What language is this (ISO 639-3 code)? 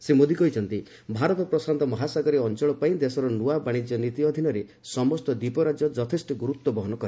ori